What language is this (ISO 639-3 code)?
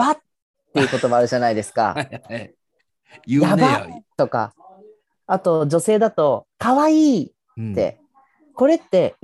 jpn